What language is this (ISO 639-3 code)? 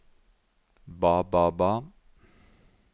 nor